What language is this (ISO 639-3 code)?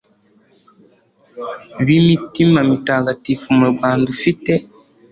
kin